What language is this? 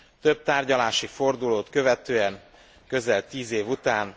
Hungarian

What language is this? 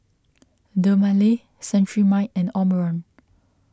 English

